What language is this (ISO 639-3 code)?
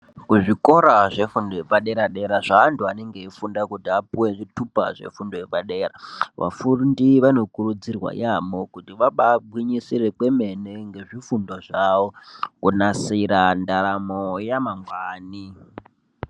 ndc